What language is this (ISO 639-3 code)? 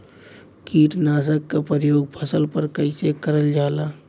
bho